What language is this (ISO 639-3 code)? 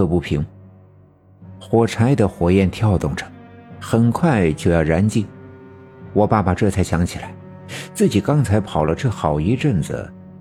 zho